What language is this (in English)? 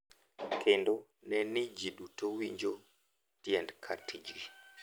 Luo (Kenya and Tanzania)